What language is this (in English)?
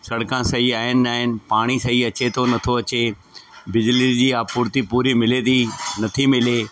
Sindhi